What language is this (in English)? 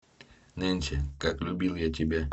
Russian